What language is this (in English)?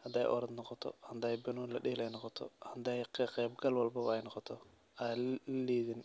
Somali